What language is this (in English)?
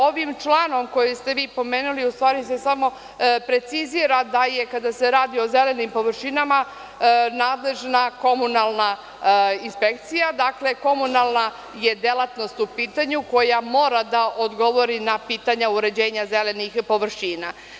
Serbian